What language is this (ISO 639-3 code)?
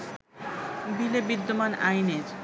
ben